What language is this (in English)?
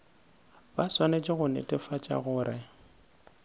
Northern Sotho